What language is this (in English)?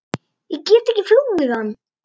Icelandic